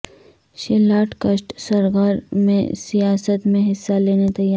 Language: Urdu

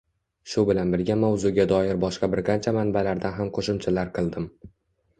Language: Uzbek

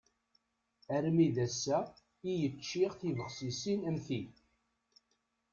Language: Kabyle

